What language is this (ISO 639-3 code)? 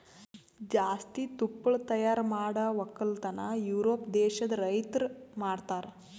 kan